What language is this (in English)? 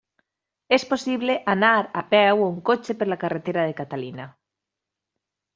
Catalan